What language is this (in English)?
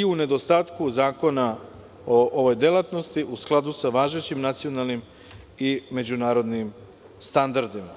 Serbian